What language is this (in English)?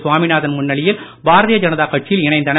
Tamil